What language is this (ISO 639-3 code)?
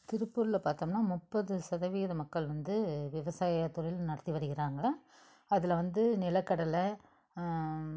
tam